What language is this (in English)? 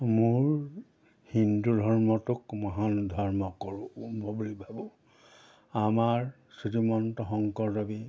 Assamese